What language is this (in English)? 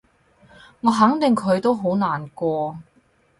Cantonese